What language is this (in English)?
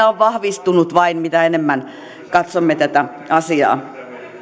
Finnish